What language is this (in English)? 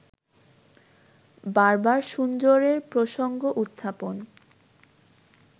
Bangla